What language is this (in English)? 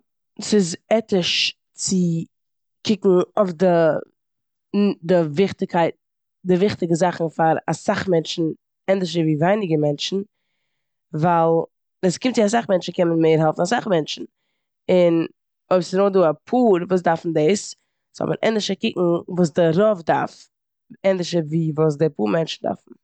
Yiddish